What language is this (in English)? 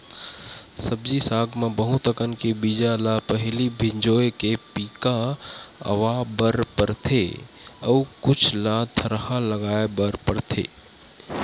Chhattisgarhi